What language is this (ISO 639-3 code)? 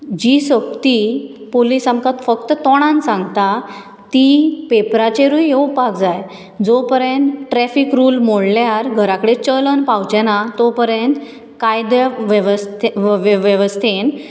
kok